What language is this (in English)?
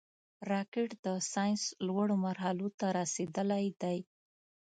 Pashto